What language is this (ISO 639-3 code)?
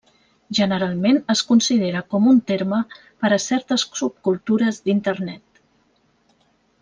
cat